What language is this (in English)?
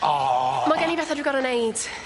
Welsh